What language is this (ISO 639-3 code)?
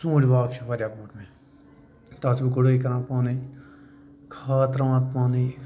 kas